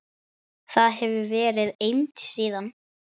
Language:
Icelandic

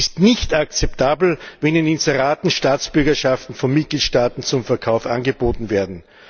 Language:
German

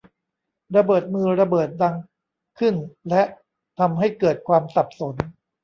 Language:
Thai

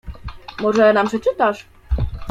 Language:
Polish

